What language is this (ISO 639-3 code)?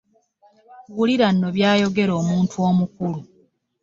lug